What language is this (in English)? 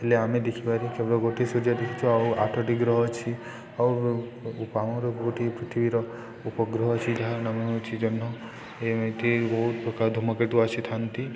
Odia